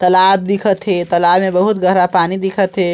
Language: Chhattisgarhi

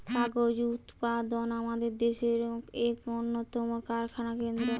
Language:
Bangla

